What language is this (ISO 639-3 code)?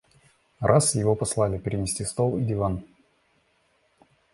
rus